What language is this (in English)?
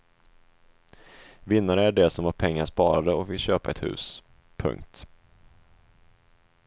Swedish